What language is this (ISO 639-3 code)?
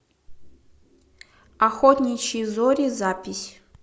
rus